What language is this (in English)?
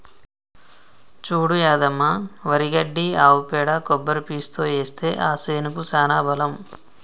Telugu